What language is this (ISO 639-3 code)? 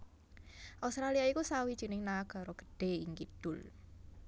jav